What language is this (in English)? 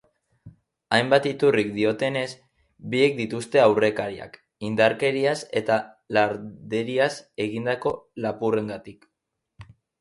Basque